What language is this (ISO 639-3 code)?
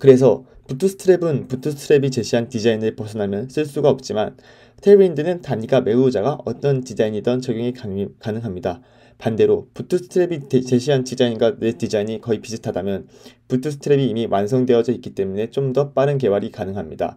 kor